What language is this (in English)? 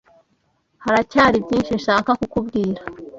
Kinyarwanda